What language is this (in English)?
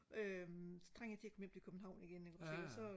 Danish